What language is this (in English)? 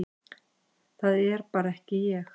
Icelandic